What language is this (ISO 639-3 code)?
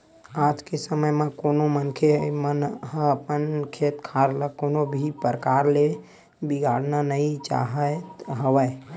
hne